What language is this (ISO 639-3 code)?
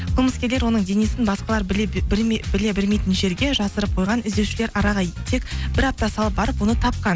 kaz